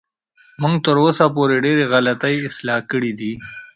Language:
Pashto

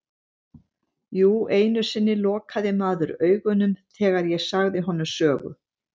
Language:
Icelandic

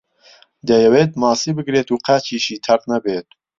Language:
Central Kurdish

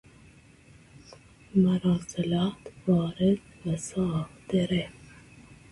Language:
Persian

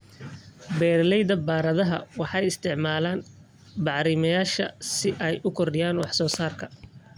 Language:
Somali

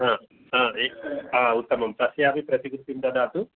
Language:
Sanskrit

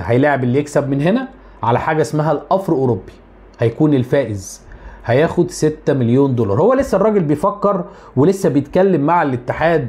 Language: Arabic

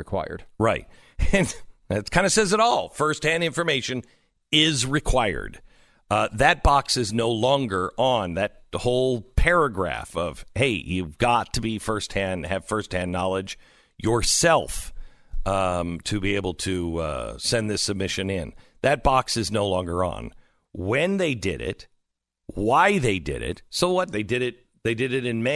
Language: English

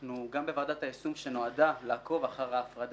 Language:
Hebrew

